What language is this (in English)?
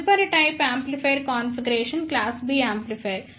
Telugu